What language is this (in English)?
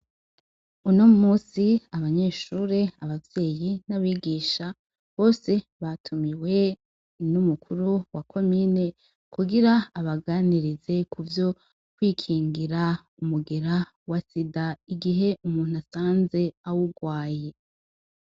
Rundi